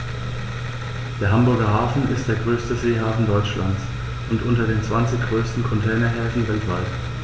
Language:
German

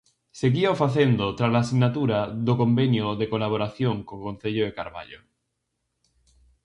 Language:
Galician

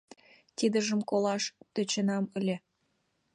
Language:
Mari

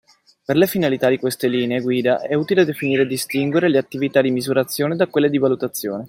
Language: Italian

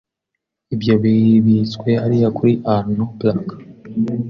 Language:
Kinyarwanda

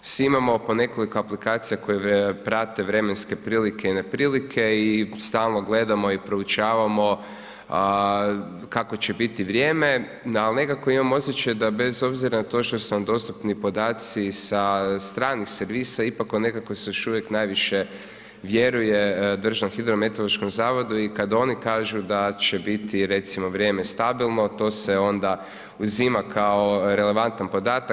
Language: Croatian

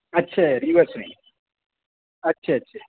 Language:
Urdu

